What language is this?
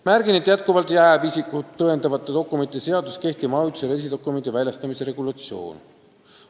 Estonian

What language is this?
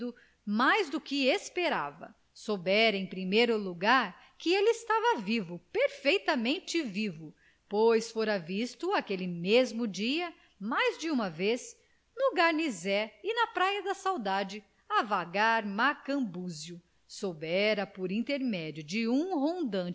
Portuguese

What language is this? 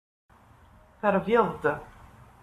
Kabyle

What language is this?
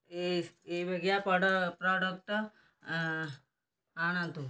Odia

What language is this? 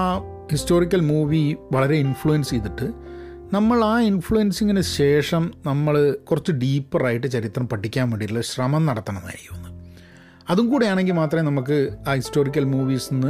Malayalam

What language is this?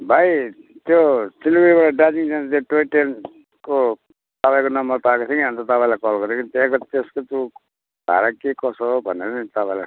Nepali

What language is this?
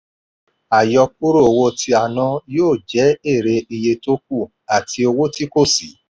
Yoruba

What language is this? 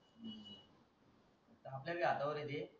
Marathi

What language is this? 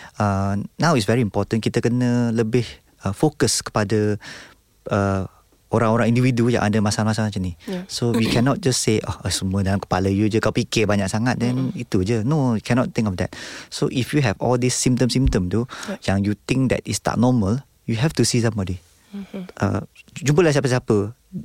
Malay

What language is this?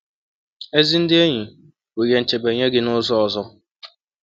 Igbo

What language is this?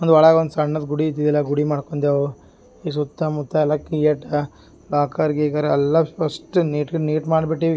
Kannada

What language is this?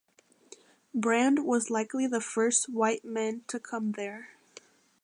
English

